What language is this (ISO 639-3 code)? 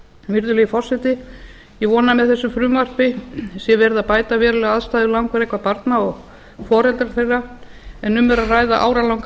isl